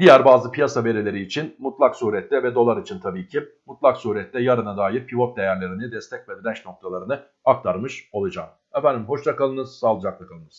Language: Turkish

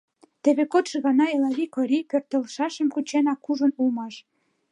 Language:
Mari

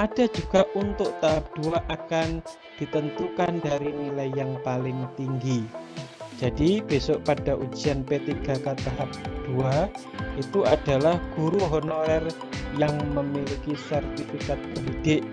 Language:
Indonesian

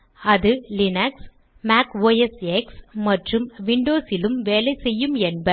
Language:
Tamil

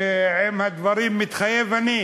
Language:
Hebrew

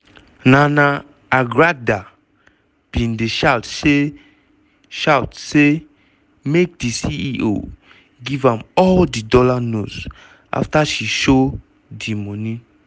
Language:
Nigerian Pidgin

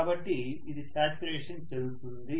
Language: Telugu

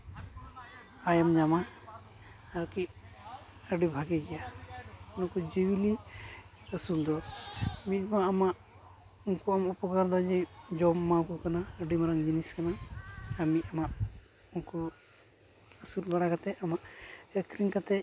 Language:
Santali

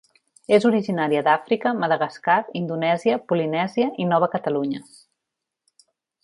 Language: Catalan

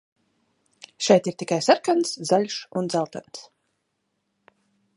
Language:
Latvian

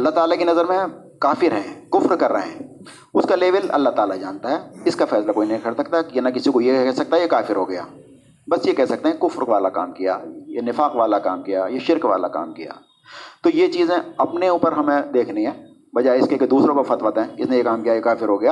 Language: Urdu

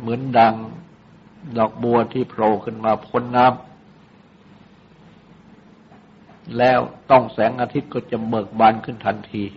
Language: Thai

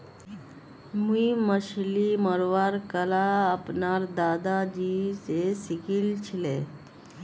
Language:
Magahi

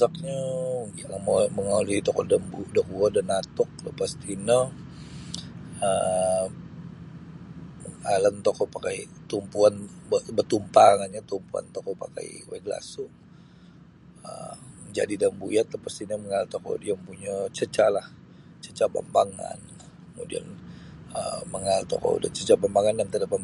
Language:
Sabah Bisaya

